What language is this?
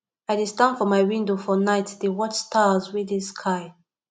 Nigerian Pidgin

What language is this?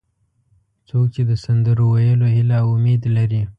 Pashto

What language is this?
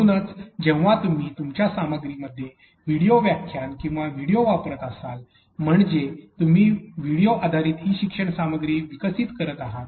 Marathi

